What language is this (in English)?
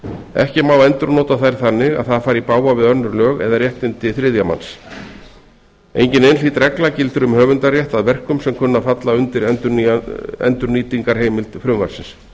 Icelandic